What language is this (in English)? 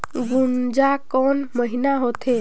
Chhattisgarhi